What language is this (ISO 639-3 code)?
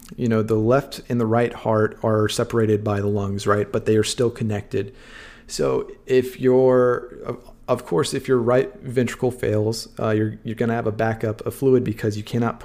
eng